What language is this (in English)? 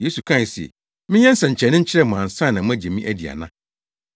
Akan